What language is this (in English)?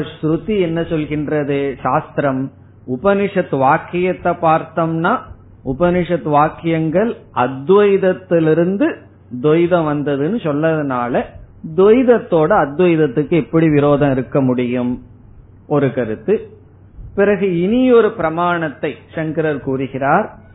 Tamil